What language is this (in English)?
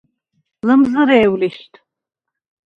Svan